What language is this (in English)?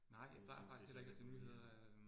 Danish